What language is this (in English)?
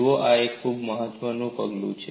Gujarati